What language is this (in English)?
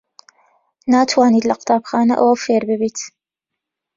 Central Kurdish